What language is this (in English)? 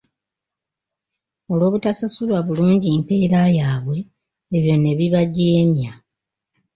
Ganda